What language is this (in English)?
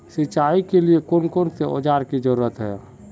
Magahi